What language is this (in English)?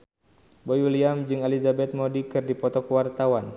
Sundanese